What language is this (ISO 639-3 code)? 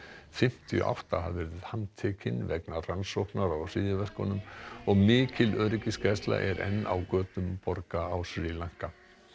isl